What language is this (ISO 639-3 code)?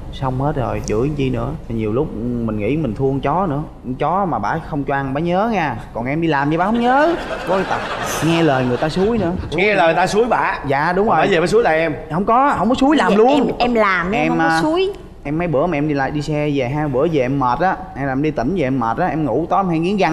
vie